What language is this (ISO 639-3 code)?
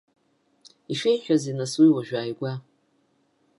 abk